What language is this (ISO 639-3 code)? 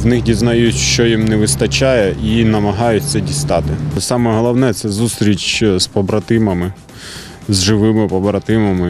ukr